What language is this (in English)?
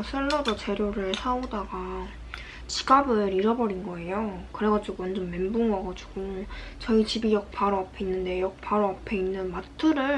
Korean